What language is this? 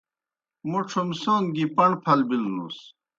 Kohistani Shina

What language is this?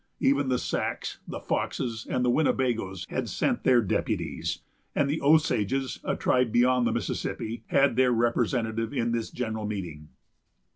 English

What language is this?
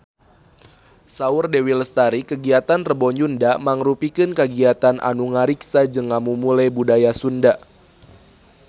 Sundanese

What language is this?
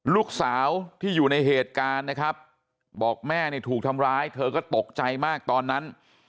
Thai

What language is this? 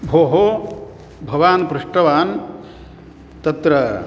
Sanskrit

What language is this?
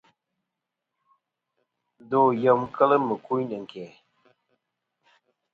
Kom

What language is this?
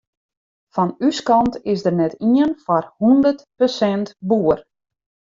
Western Frisian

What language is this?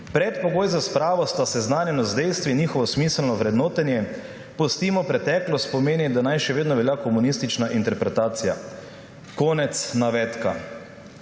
Slovenian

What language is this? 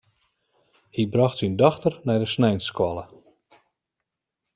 Western Frisian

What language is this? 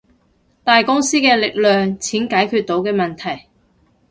Cantonese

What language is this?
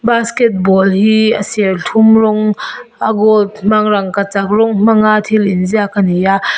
Mizo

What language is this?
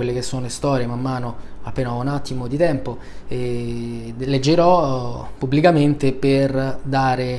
Italian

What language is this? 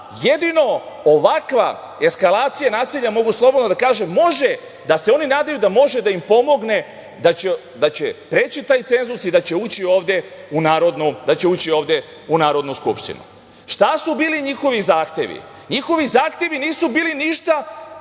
Serbian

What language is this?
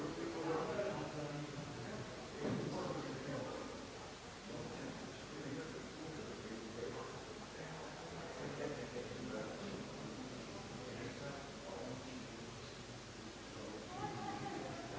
Croatian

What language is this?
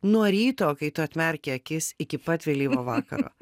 Lithuanian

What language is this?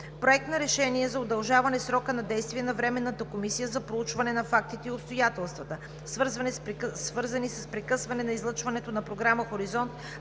Bulgarian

